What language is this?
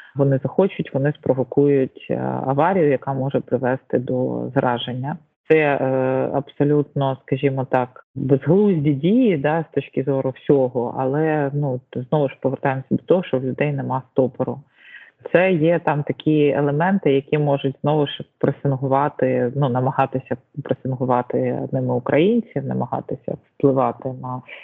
Ukrainian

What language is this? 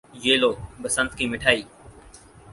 Urdu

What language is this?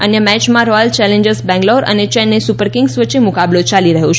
Gujarati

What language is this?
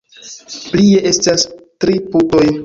Esperanto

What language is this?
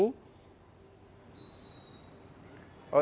Indonesian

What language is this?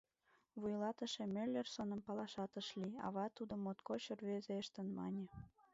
Mari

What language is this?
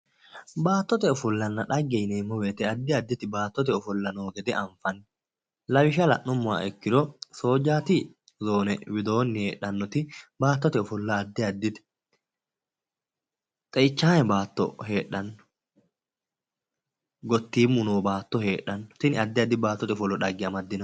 Sidamo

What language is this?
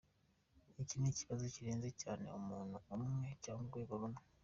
Kinyarwanda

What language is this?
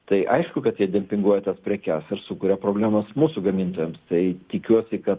Lithuanian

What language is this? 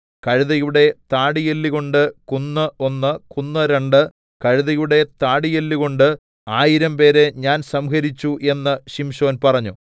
Malayalam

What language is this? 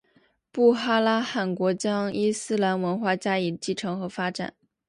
Chinese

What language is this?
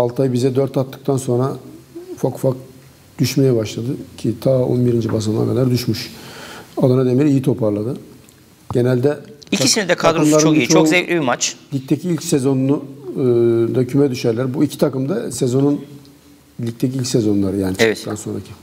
Turkish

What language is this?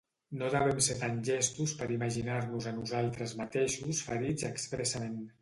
Catalan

